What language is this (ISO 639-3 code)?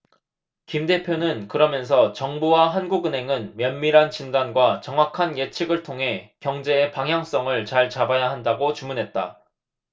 kor